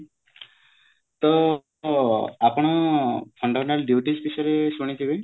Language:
Odia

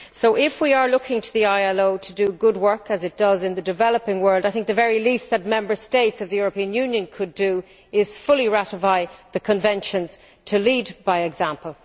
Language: English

